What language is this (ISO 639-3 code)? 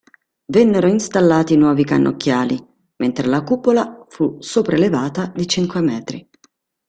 ita